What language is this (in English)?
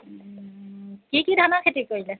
Assamese